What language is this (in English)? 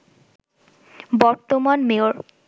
Bangla